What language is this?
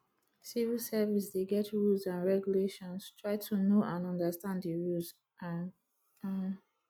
Nigerian Pidgin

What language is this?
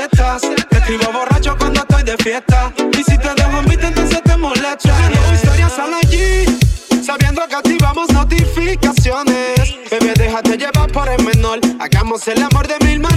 Spanish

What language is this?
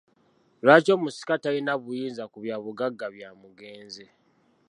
Ganda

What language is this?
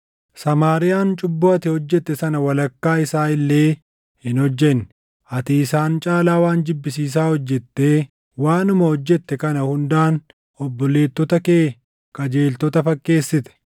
Oromo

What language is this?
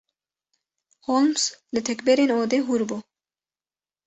Kurdish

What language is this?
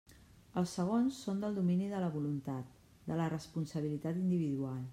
Catalan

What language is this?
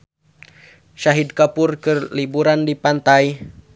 Sundanese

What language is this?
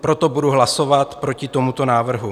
Czech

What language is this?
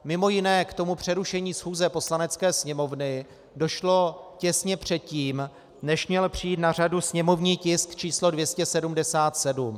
Czech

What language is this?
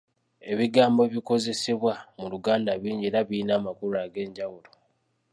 Ganda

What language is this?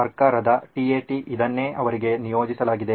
Kannada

